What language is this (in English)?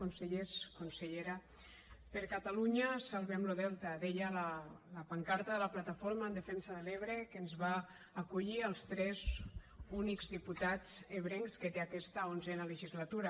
Catalan